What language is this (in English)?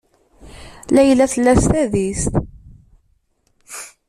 Kabyle